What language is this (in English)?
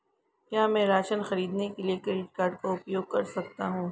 Hindi